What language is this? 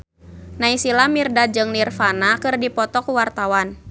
Sundanese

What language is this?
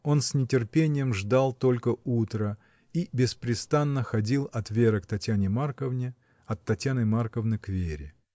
Russian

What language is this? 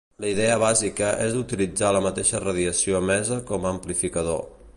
Catalan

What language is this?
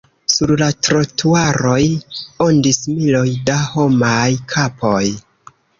Esperanto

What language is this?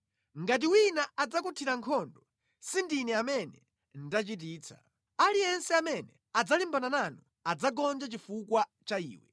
Nyanja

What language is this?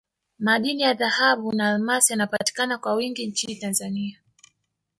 Swahili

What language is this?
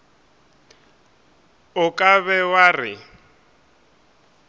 Northern Sotho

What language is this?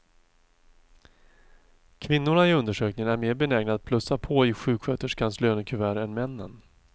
Swedish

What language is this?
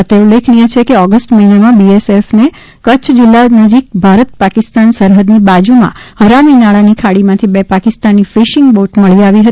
Gujarati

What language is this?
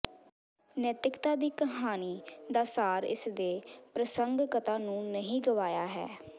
Punjabi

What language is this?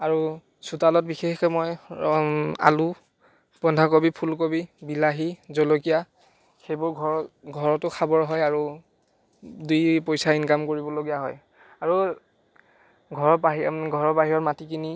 Assamese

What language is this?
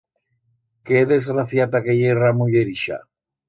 Aragonese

